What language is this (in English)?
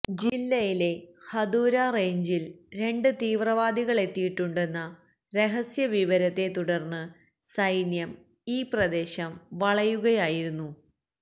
Malayalam